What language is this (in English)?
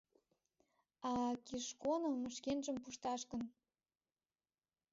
Mari